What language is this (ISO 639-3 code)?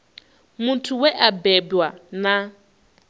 ven